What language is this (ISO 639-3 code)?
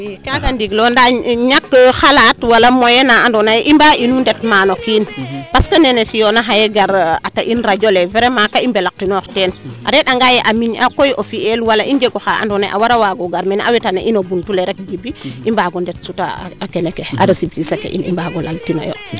srr